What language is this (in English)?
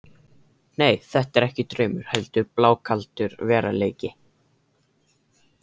Icelandic